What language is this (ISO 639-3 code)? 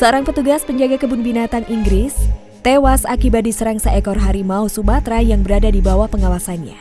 ind